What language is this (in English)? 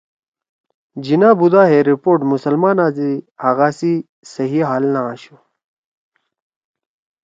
Torwali